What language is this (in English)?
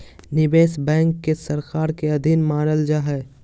Magahi